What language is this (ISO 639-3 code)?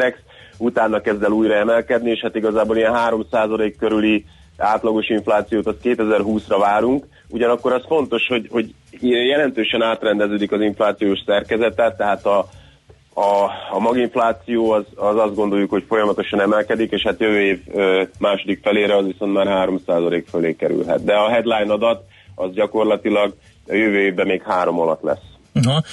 hun